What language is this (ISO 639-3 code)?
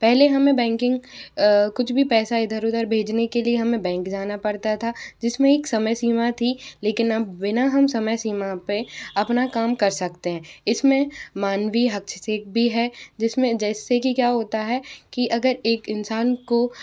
hin